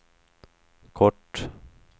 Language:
Swedish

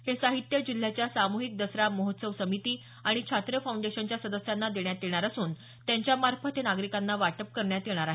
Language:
Marathi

